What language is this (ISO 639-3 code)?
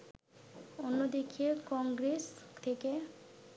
ben